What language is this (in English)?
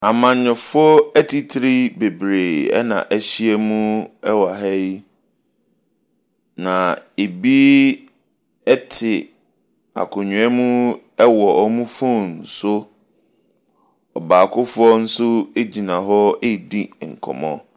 Akan